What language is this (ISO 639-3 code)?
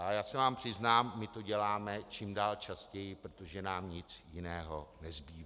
ces